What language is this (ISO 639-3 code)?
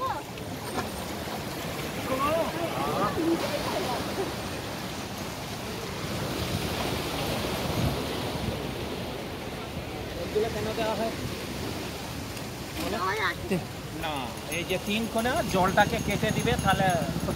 hin